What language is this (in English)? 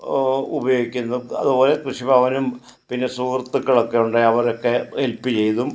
Malayalam